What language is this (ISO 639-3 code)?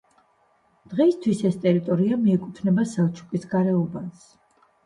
kat